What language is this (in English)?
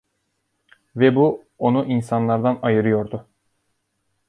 Turkish